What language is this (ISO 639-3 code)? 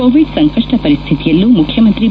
kan